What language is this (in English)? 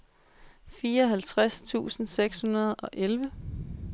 Danish